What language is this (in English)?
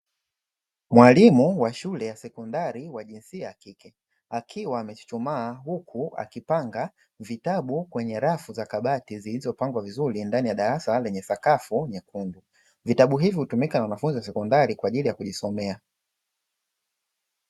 Swahili